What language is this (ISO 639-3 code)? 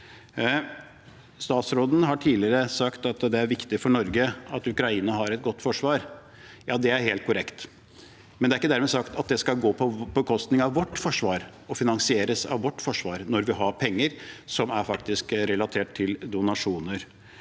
nor